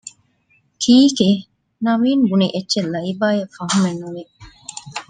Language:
Divehi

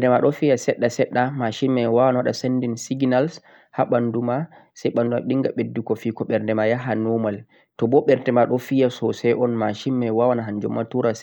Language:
Central-Eastern Niger Fulfulde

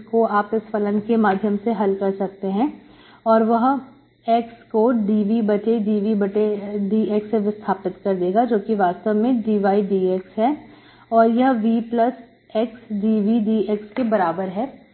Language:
Hindi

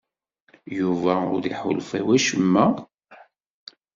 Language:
Kabyle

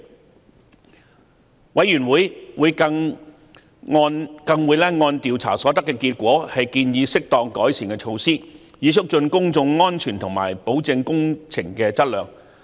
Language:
Cantonese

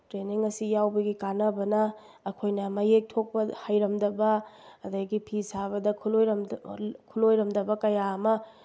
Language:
Manipuri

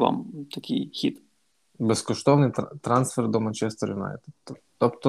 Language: Ukrainian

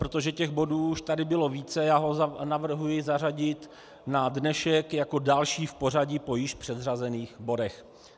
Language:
Czech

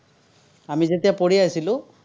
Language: Assamese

